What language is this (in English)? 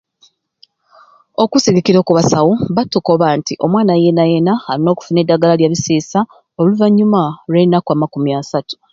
Ruuli